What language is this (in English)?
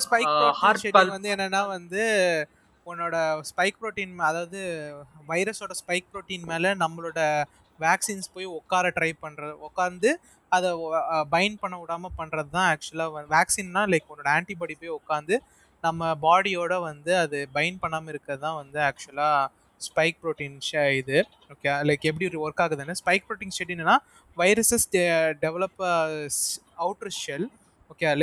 Tamil